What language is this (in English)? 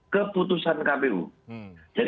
Indonesian